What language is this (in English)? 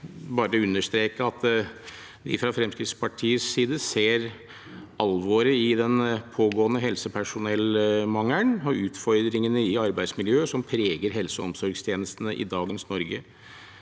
Norwegian